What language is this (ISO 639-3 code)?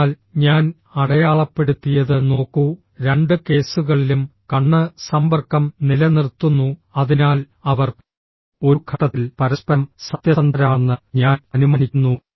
mal